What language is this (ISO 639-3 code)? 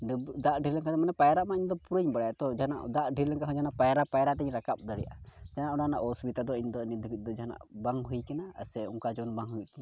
sat